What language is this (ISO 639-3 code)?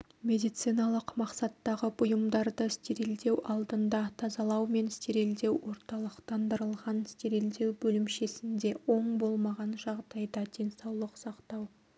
kaz